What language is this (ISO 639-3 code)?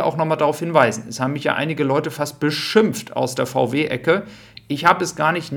deu